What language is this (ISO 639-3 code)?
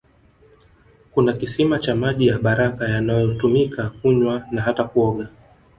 swa